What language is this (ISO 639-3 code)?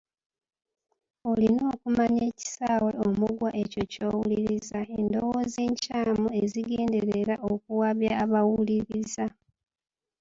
lug